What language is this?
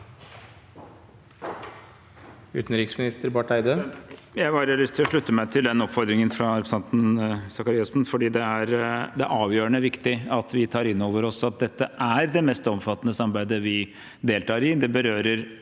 Norwegian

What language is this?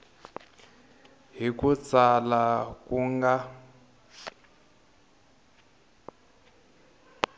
Tsonga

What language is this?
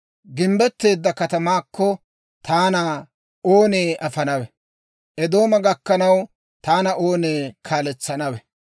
Dawro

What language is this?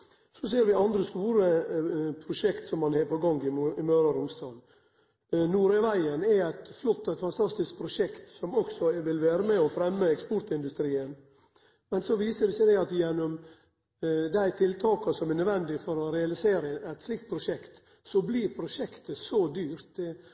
Norwegian Nynorsk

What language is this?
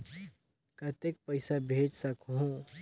Chhattisgarhi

